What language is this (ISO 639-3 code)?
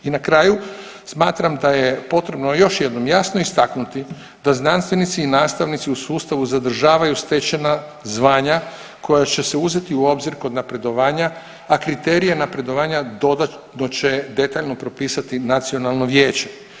hrv